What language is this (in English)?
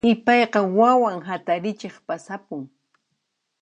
Puno Quechua